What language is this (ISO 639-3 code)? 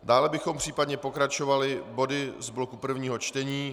ces